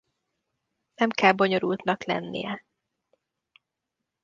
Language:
Hungarian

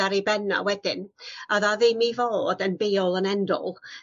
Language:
Welsh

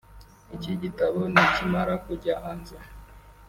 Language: Kinyarwanda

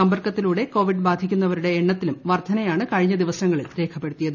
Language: Malayalam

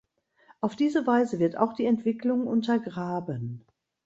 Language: German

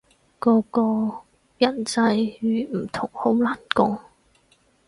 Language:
Cantonese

